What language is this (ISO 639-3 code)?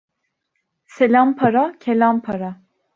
tur